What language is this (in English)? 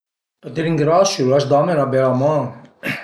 Piedmontese